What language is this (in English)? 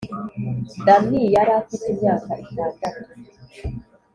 Kinyarwanda